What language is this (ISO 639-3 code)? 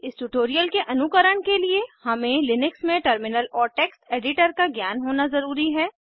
hin